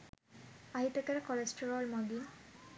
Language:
Sinhala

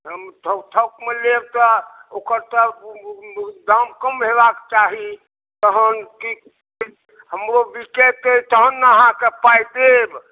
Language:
Maithili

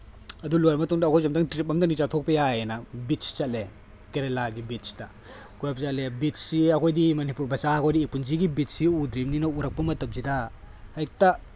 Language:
Manipuri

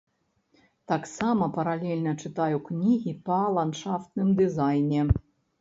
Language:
Belarusian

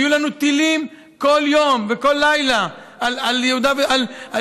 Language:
Hebrew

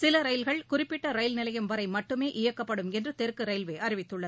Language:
Tamil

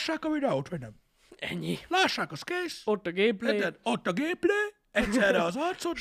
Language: Hungarian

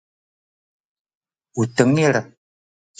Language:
Sakizaya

